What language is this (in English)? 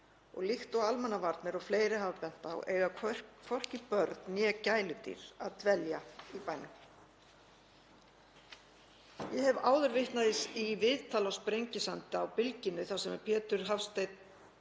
Icelandic